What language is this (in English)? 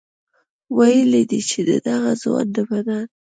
Pashto